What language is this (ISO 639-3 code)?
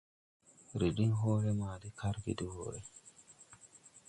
tui